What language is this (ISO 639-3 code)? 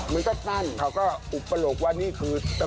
tha